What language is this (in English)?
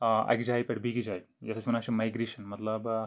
Kashmiri